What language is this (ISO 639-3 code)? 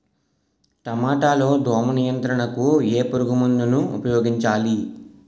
tel